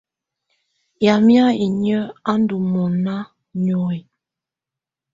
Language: Tunen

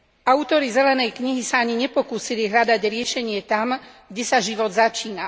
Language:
Slovak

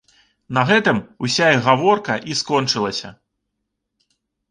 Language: Belarusian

